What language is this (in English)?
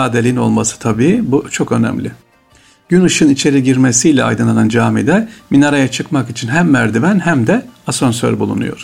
Turkish